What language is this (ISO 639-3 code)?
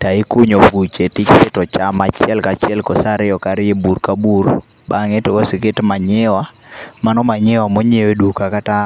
luo